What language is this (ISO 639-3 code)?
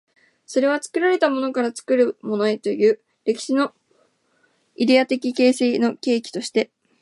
jpn